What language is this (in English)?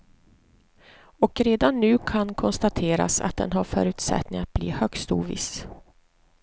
Swedish